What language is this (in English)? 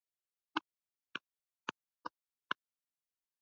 Swahili